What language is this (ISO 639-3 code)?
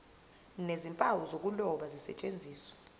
zul